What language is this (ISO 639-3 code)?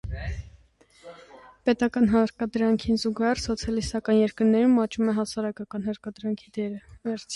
hye